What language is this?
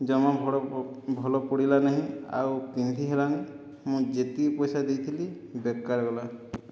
Odia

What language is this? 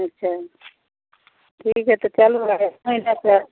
Maithili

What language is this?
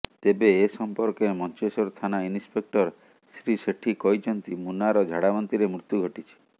Odia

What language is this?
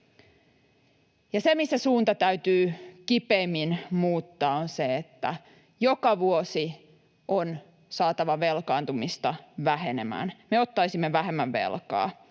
Finnish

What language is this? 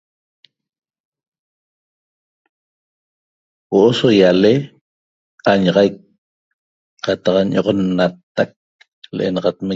Toba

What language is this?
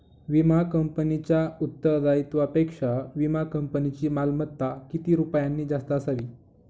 Marathi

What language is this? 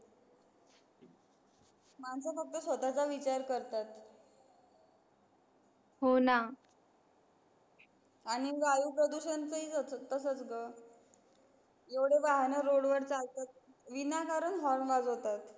Marathi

